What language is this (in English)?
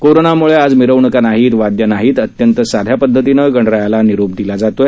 Marathi